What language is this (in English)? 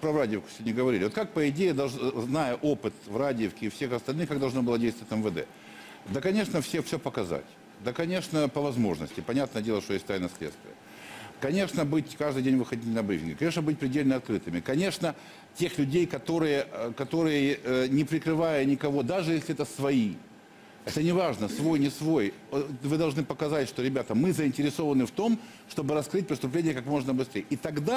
Russian